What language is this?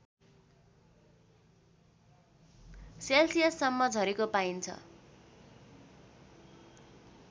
Nepali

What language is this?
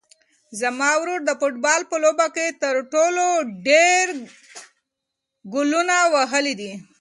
Pashto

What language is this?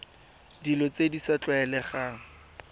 Tswana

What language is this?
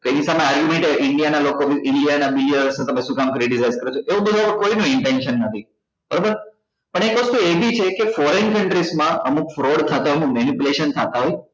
Gujarati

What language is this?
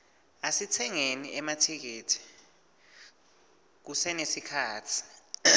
Swati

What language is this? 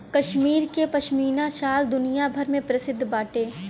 Bhojpuri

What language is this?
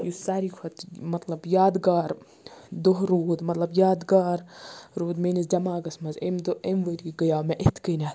Kashmiri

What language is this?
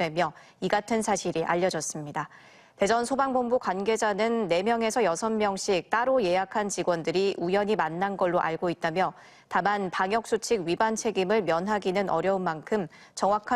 Korean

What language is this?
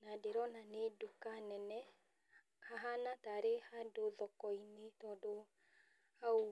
Kikuyu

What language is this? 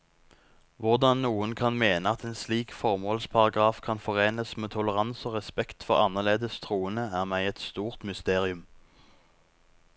Norwegian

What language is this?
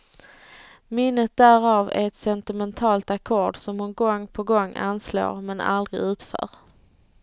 Swedish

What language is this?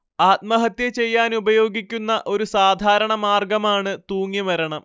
Malayalam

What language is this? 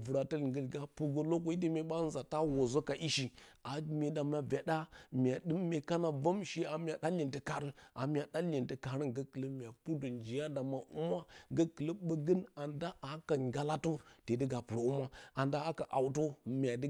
Bacama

